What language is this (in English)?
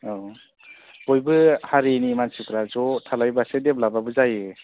Bodo